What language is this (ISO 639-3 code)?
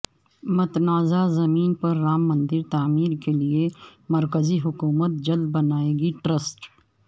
urd